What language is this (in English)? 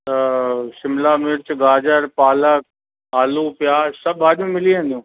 Sindhi